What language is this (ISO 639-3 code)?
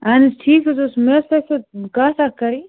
kas